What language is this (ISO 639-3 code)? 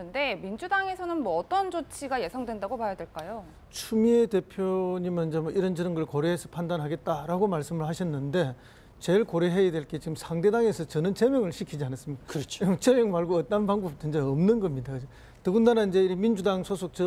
kor